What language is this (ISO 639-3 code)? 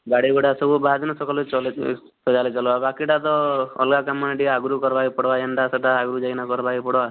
ori